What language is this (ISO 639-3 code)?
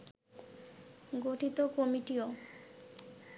ben